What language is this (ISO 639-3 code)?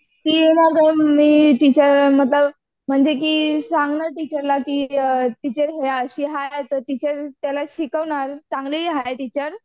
mar